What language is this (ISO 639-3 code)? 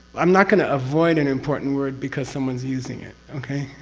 eng